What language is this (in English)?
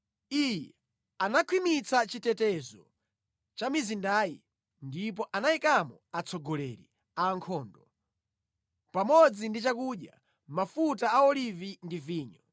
Nyanja